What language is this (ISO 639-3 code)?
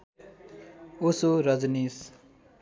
nep